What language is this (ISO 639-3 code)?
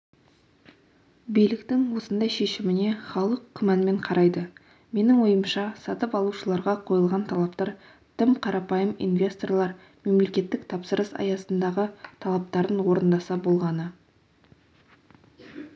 kaz